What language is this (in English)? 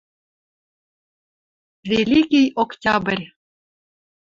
Western Mari